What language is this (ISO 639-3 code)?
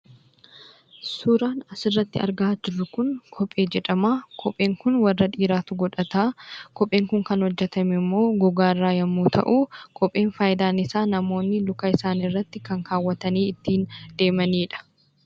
orm